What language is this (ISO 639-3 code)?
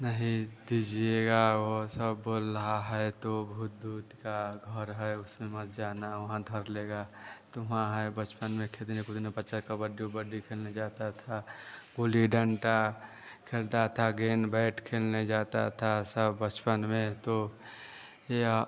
hin